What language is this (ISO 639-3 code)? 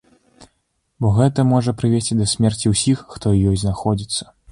bel